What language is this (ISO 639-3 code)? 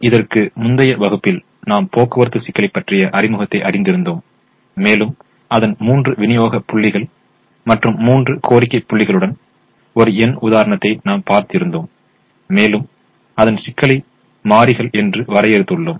tam